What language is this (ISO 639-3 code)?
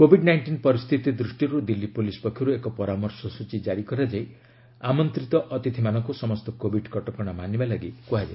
ori